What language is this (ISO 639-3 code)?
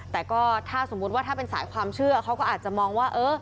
tha